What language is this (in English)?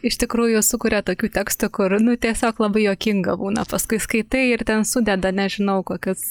Lithuanian